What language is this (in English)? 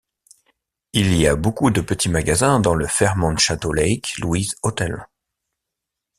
French